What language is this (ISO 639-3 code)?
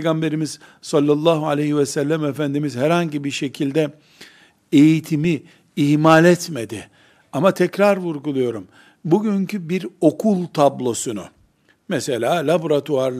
tur